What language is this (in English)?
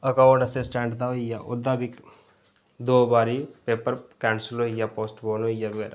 Dogri